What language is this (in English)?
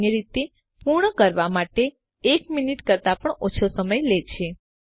Gujarati